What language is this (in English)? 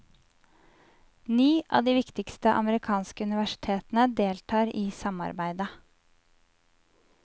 Norwegian